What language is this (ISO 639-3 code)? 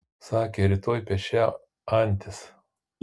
lit